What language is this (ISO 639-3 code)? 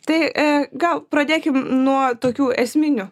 lit